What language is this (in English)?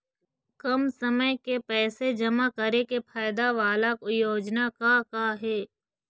Chhattisgarhi